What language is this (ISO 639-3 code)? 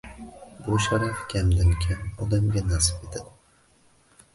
uzb